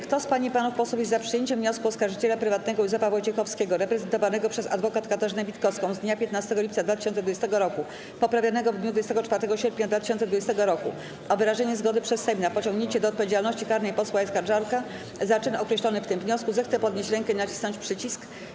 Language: Polish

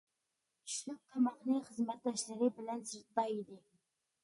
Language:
Uyghur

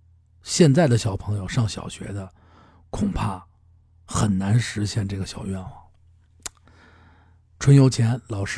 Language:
Chinese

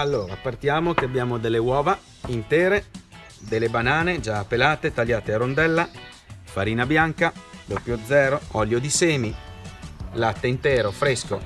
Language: Italian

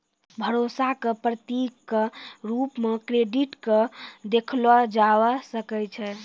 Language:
Maithili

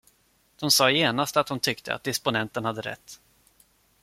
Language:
Swedish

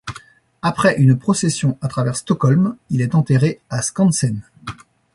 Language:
French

